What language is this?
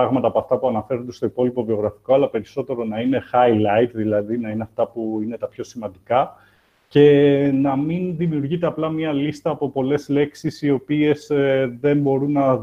Greek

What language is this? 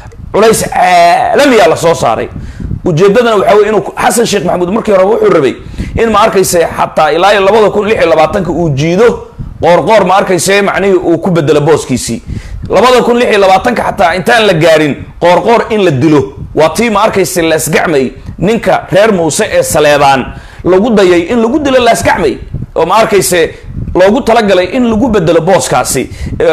Arabic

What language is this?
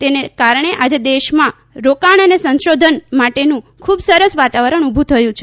Gujarati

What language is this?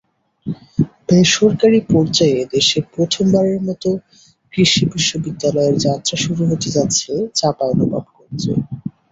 Bangla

